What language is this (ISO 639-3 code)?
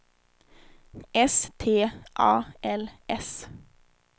swe